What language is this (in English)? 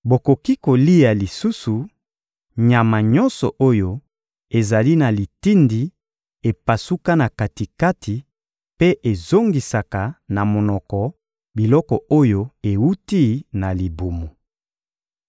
Lingala